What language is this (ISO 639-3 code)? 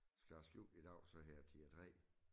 dan